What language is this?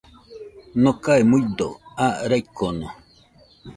Nüpode Huitoto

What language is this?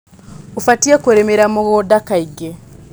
Kikuyu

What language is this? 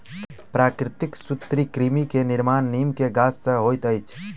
Maithili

